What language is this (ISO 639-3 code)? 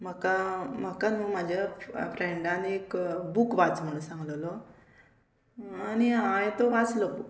kok